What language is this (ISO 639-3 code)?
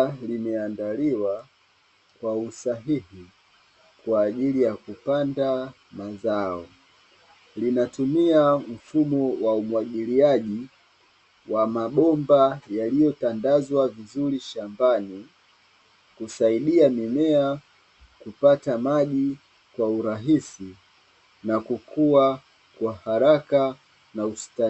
swa